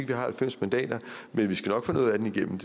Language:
Danish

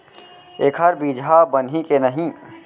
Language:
Chhattisgarhi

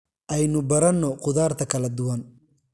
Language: Somali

